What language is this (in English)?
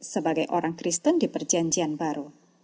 Indonesian